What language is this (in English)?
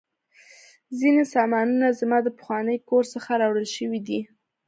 Pashto